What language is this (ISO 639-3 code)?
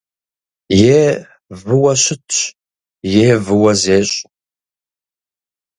kbd